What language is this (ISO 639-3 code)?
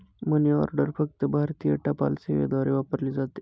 mar